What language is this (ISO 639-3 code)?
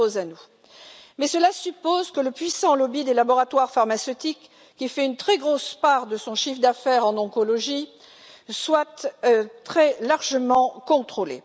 fra